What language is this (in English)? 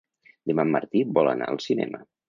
Catalan